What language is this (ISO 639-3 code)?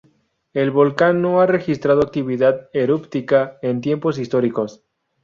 spa